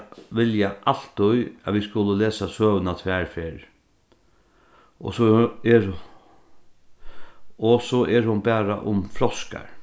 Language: Faroese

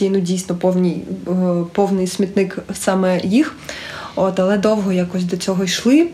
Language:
Ukrainian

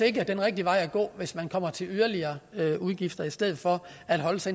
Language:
Danish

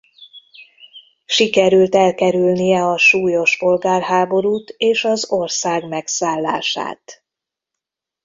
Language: Hungarian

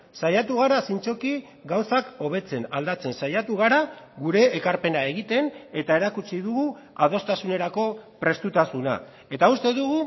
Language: Basque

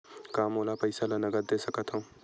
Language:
Chhattisgarhi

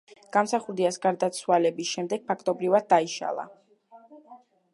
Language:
Georgian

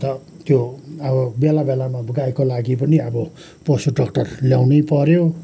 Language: Nepali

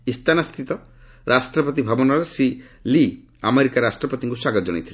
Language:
Odia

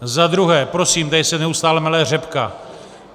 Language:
Czech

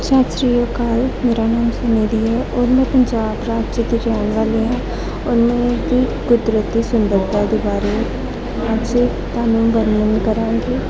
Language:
Punjabi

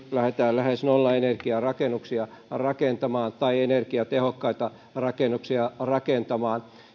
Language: Finnish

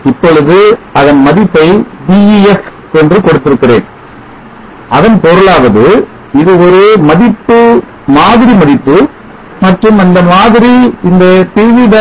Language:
Tamil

